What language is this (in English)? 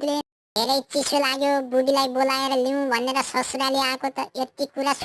Nepali